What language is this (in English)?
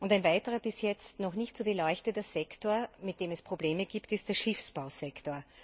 German